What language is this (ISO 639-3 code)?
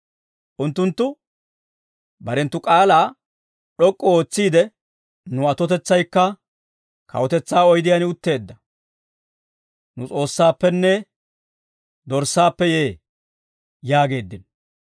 dwr